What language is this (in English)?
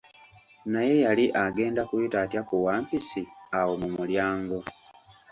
Ganda